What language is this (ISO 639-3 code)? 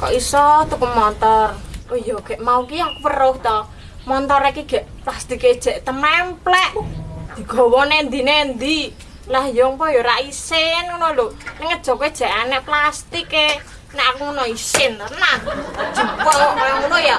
ind